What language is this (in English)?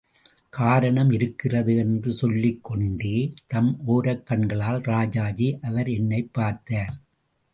Tamil